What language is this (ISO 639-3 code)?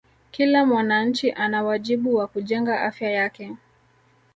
swa